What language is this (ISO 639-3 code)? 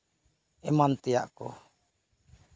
sat